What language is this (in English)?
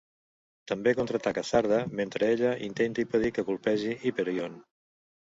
Catalan